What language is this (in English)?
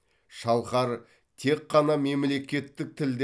Kazakh